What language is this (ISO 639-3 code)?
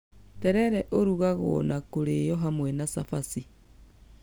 kik